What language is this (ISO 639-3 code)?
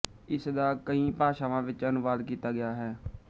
pan